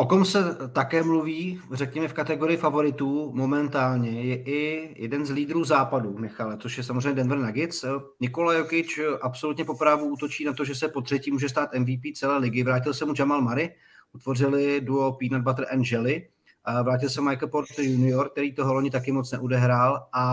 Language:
Czech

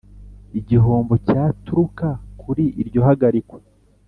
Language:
Kinyarwanda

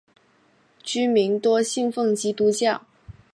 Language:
Chinese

